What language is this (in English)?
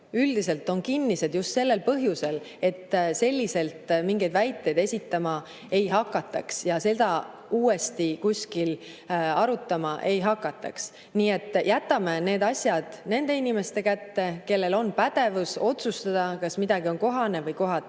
Estonian